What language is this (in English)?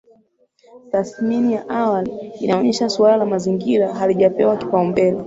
Swahili